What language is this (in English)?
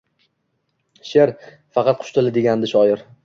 Uzbek